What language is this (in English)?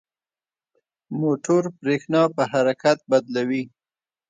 Pashto